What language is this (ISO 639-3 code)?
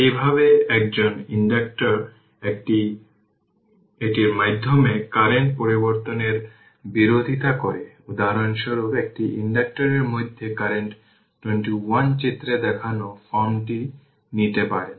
ben